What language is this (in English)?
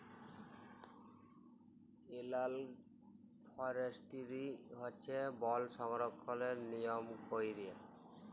Bangla